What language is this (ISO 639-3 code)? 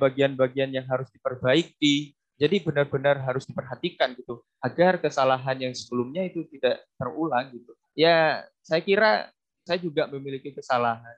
ind